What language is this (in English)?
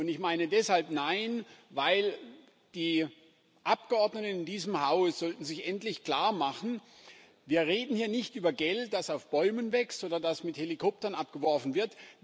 German